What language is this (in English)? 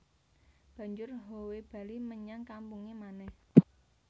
Javanese